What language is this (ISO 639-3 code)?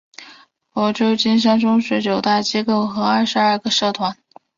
zho